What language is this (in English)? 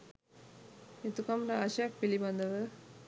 Sinhala